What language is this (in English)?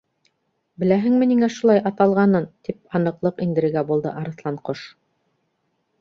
Bashkir